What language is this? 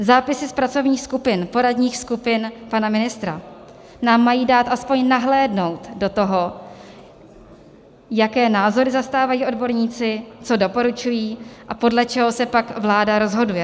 Czech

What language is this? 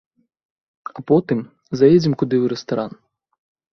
Belarusian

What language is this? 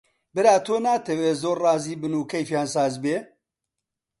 Central Kurdish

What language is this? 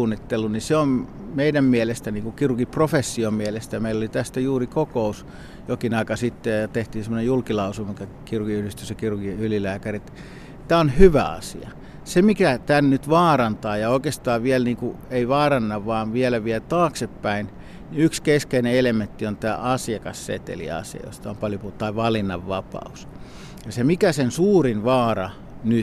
Finnish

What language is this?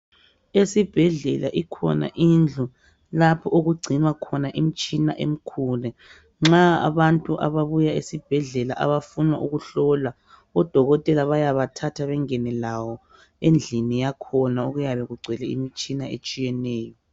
North Ndebele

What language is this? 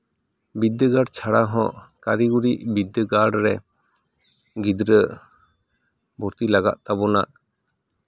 Santali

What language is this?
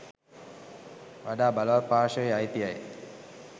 Sinhala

